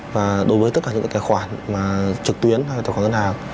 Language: Vietnamese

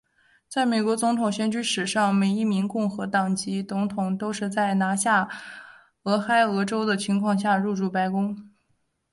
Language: Chinese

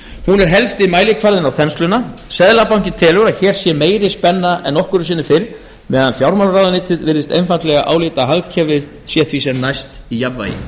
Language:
Icelandic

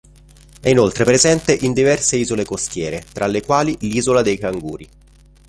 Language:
Italian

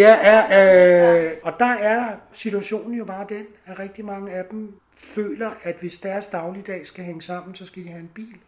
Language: Danish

